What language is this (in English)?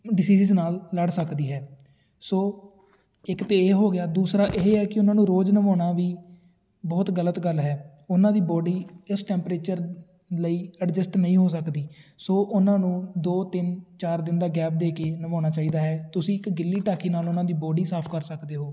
Punjabi